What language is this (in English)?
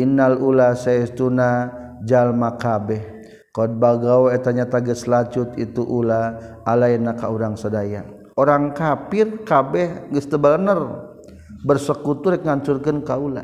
Malay